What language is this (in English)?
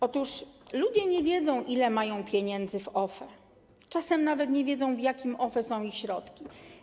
Polish